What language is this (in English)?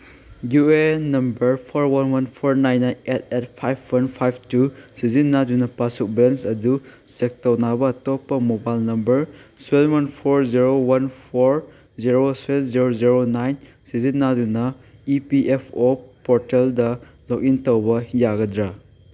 Manipuri